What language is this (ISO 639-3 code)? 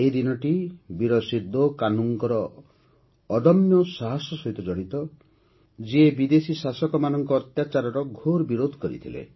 ori